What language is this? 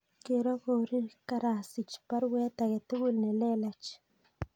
Kalenjin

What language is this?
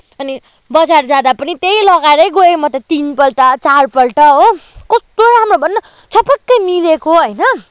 Nepali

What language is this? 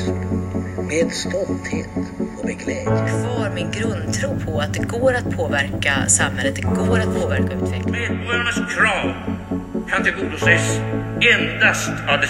Swedish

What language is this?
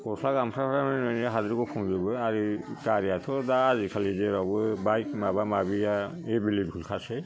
Bodo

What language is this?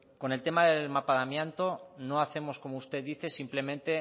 Spanish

